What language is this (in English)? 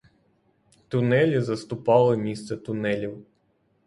Ukrainian